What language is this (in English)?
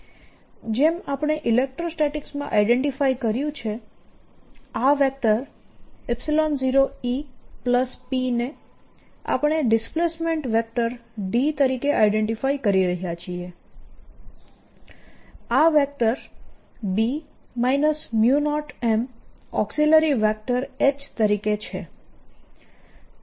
Gujarati